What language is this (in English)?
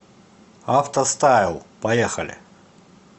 Russian